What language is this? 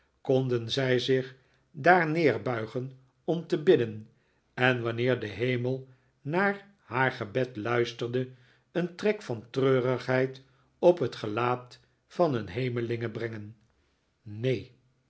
Dutch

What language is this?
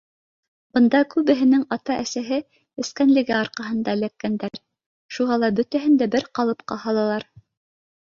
Bashkir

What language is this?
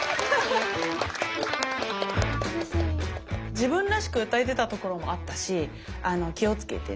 Japanese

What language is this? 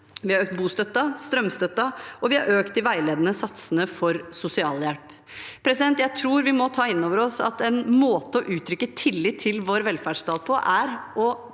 Norwegian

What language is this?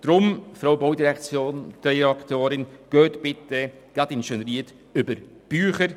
Swiss German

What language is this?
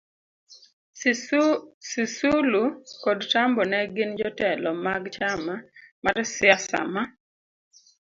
Luo (Kenya and Tanzania)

